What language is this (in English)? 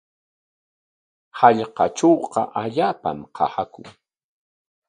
Corongo Ancash Quechua